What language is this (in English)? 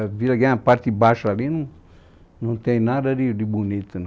Portuguese